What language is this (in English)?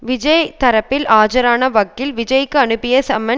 Tamil